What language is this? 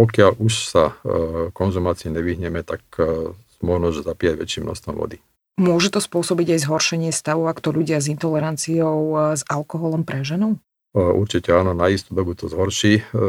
Slovak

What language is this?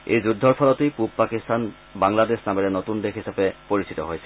Assamese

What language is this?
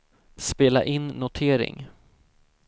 Swedish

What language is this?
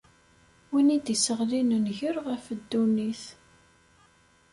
Kabyle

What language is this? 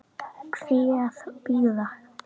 Icelandic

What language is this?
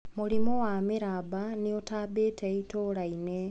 Kikuyu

